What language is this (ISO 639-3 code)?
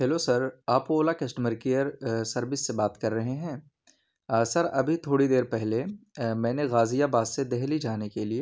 urd